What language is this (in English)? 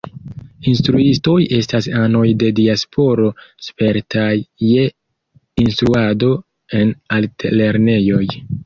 Esperanto